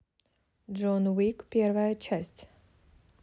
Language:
Russian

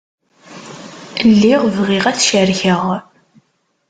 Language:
Kabyle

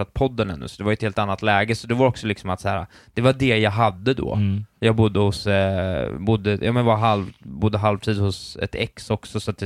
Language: Swedish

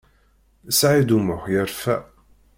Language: Kabyle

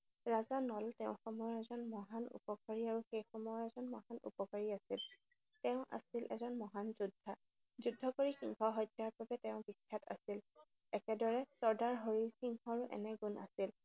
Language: Assamese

